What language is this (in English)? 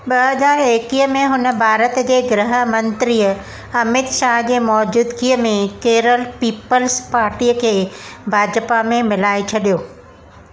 Sindhi